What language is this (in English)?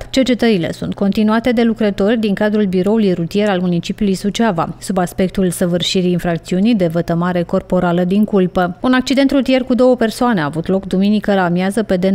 Romanian